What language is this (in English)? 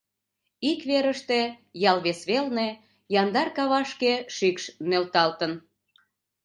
Mari